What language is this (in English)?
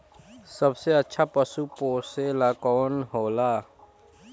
Bhojpuri